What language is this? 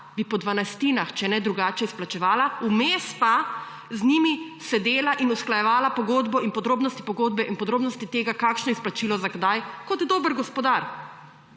Slovenian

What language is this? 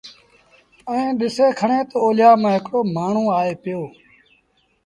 Sindhi Bhil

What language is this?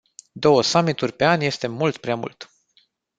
Romanian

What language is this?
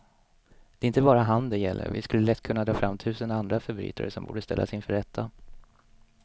Swedish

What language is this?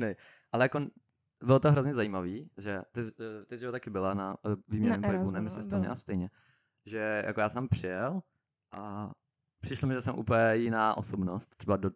Czech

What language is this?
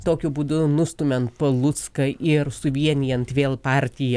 Lithuanian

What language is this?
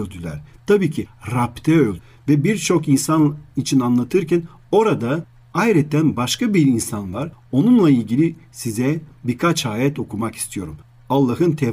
Turkish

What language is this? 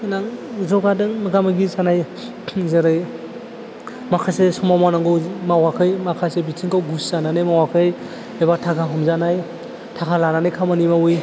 Bodo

